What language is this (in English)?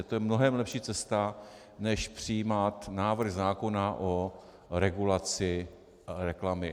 Czech